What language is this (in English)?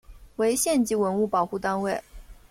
Chinese